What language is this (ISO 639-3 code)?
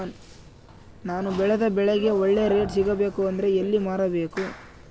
kan